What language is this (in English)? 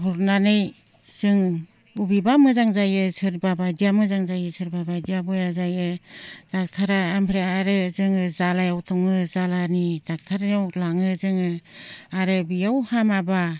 Bodo